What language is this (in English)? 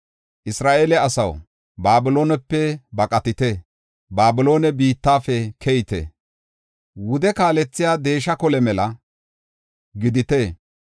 Gofa